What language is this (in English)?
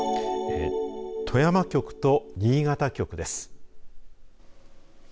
Japanese